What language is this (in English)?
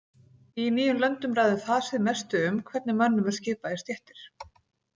Icelandic